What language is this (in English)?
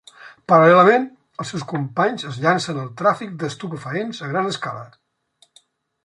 Catalan